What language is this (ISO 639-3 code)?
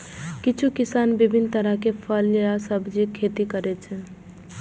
mai